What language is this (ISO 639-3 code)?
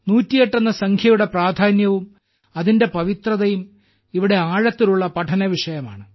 mal